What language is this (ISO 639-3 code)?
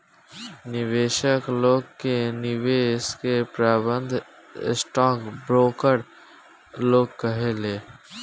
bho